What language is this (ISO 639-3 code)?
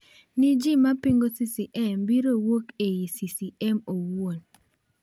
luo